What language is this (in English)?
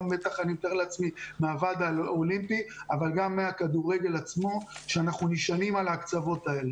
Hebrew